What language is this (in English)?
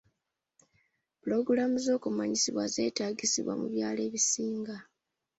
Ganda